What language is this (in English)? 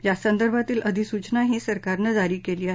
Marathi